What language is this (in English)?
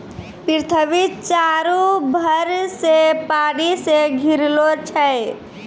Maithili